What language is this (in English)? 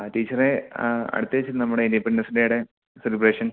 Malayalam